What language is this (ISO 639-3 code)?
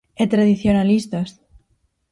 glg